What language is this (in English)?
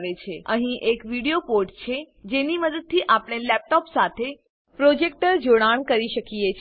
Gujarati